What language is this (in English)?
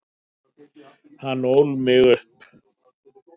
Icelandic